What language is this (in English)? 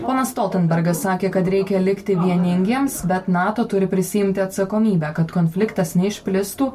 Lithuanian